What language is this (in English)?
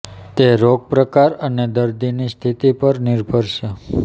Gujarati